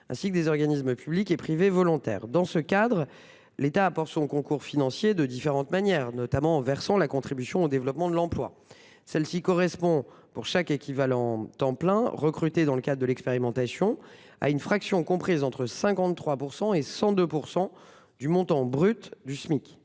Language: French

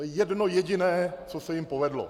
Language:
Czech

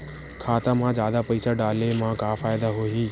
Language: Chhattisgarhi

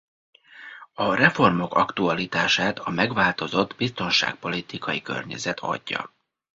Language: Hungarian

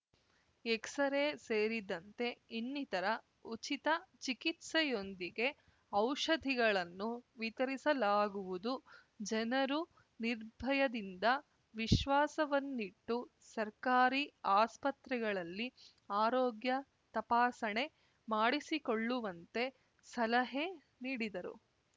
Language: Kannada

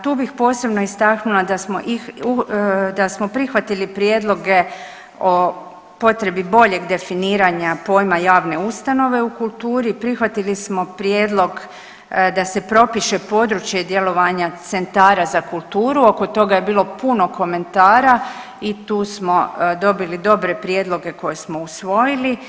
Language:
Croatian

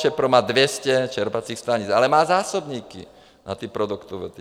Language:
Czech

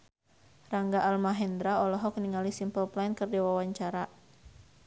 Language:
Sundanese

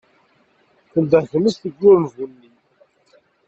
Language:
Kabyle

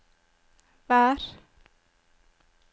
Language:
Norwegian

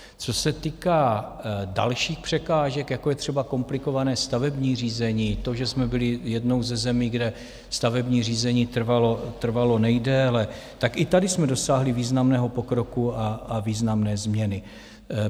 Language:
Czech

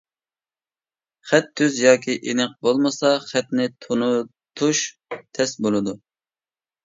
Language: Uyghur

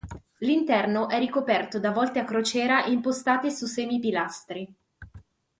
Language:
Italian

